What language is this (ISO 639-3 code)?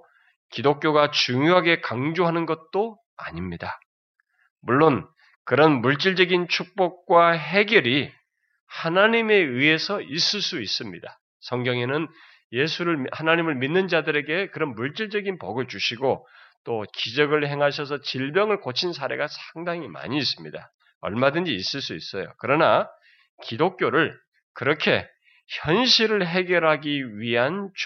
kor